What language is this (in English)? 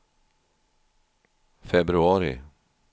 Swedish